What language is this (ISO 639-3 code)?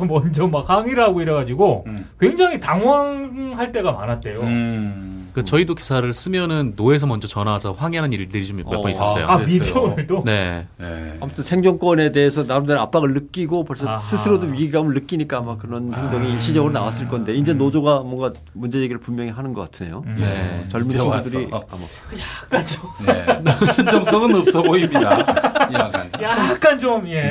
kor